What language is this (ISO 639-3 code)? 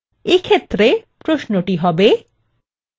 ben